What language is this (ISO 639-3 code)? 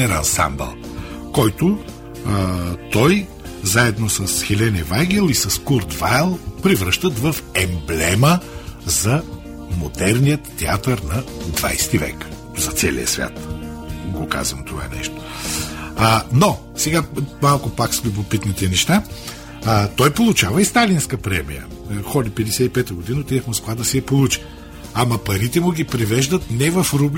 bul